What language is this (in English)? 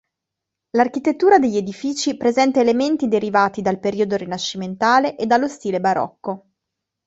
Italian